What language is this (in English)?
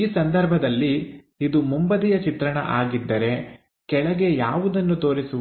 Kannada